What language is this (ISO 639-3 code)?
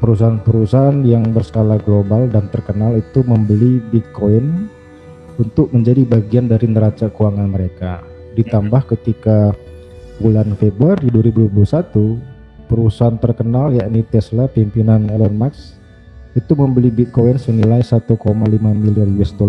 ind